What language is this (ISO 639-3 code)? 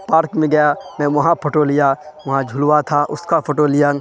urd